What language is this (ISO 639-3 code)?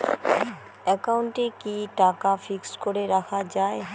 ben